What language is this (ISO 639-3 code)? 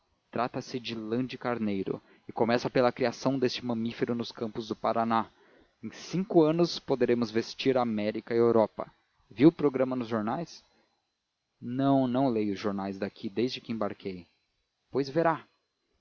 por